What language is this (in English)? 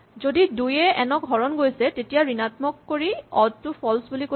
Assamese